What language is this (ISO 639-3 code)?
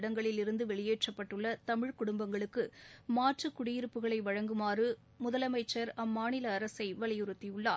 tam